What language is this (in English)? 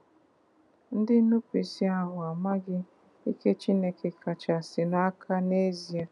Igbo